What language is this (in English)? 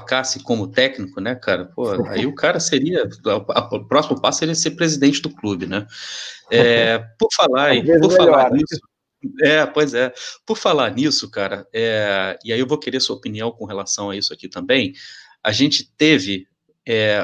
Portuguese